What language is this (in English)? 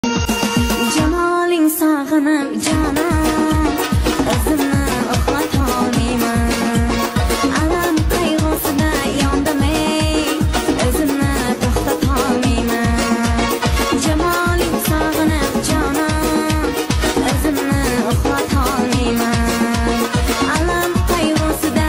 Telugu